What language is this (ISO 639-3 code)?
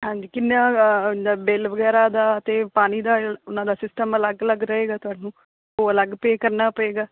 pan